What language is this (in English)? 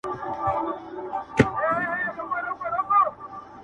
Pashto